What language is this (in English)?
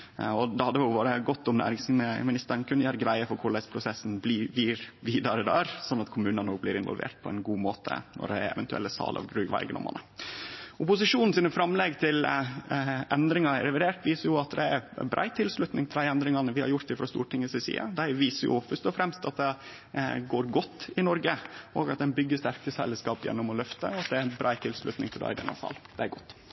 Norwegian Nynorsk